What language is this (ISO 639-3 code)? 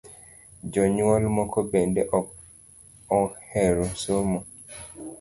luo